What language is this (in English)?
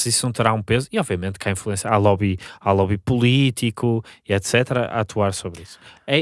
Portuguese